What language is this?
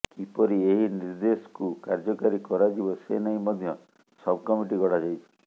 Odia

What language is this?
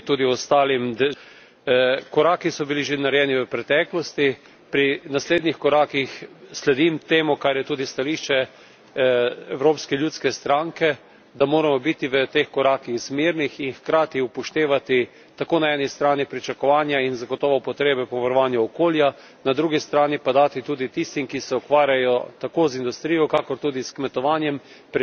Slovenian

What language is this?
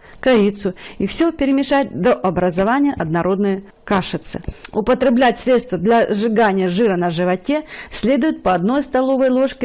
Russian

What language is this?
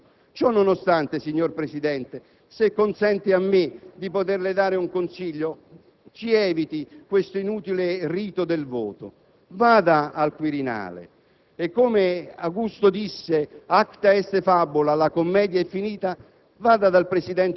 Italian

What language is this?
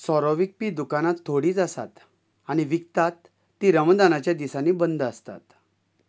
Konkani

